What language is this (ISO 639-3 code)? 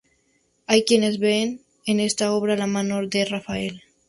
spa